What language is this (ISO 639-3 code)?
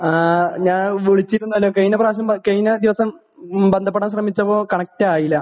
mal